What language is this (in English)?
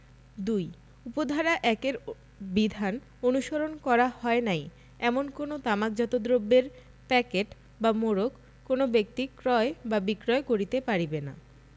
Bangla